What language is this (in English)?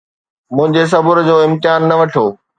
Sindhi